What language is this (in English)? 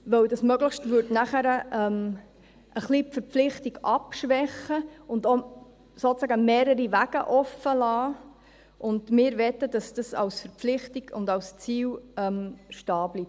Swiss German